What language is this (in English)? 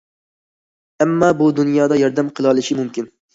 Uyghur